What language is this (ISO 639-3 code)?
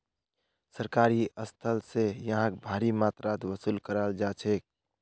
mag